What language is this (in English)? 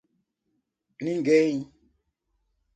Portuguese